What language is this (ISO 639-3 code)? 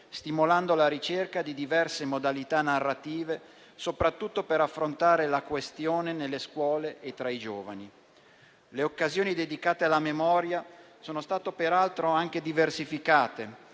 ita